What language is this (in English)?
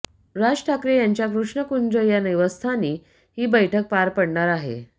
Marathi